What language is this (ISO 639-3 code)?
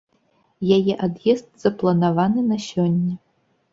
bel